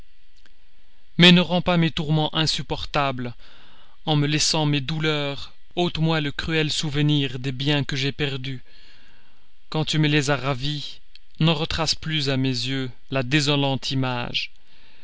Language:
French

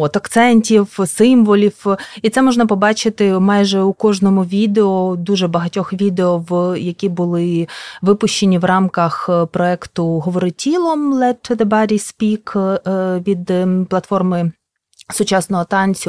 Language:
Ukrainian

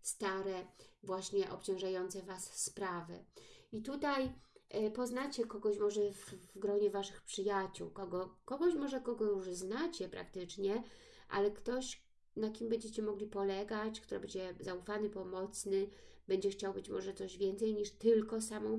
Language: Polish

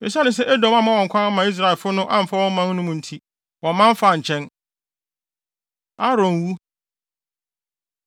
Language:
Akan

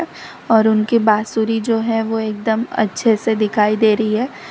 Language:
Hindi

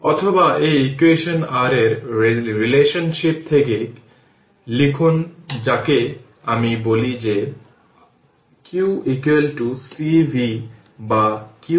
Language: Bangla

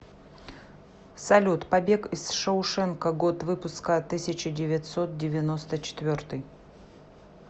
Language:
Russian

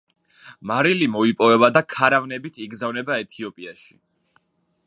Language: Georgian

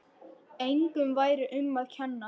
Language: Icelandic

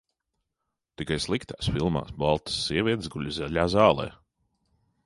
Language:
Latvian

